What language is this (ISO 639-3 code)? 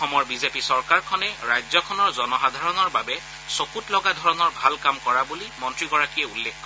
asm